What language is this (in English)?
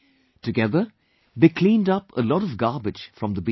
English